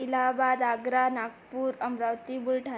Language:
Marathi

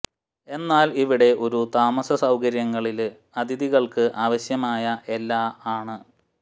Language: Malayalam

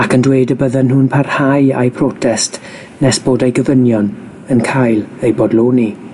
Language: Welsh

